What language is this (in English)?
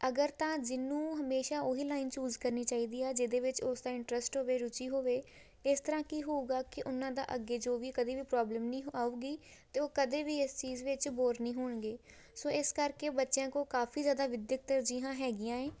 Punjabi